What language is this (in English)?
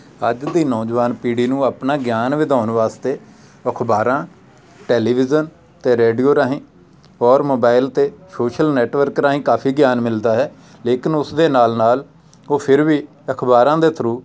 Punjabi